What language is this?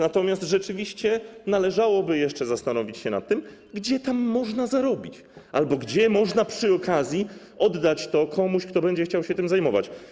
Polish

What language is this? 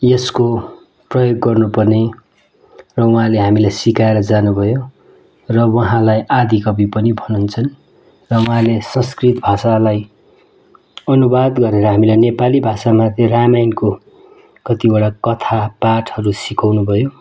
Nepali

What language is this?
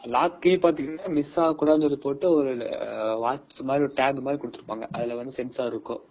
Tamil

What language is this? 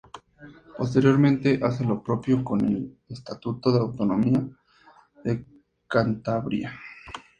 Spanish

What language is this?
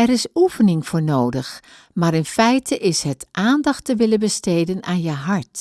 Dutch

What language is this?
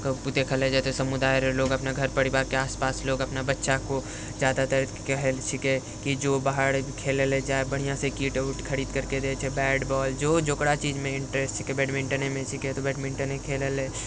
Maithili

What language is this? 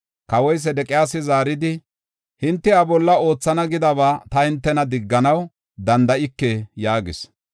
Gofa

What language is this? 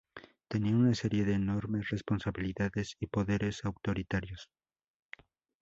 Spanish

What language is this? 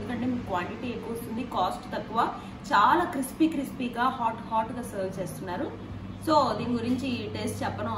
Hindi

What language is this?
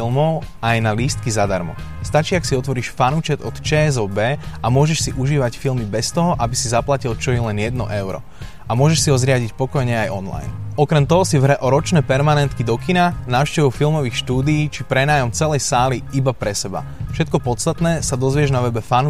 Slovak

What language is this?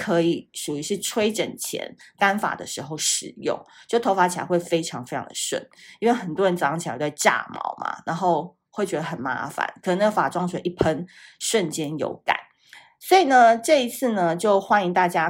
Chinese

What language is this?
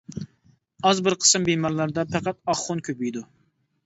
Uyghur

